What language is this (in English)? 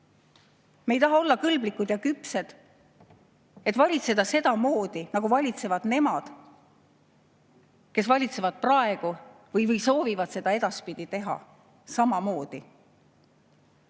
Estonian